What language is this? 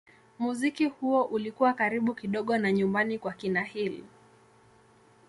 Swahili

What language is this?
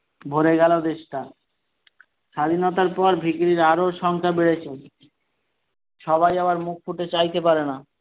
Bangla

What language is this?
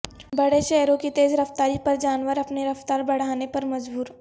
Urdu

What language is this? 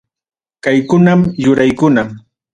Ayacucho Quechua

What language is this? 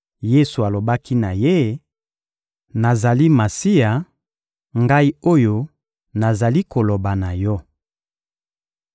Lingala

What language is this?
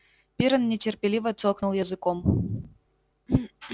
Russian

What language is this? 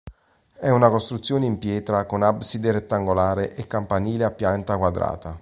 Italian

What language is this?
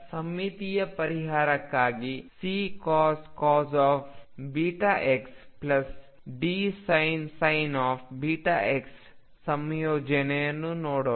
Kannada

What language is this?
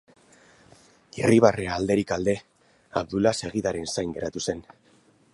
Basque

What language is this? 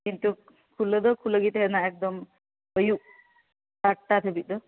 Santali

